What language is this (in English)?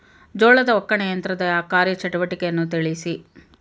Kannada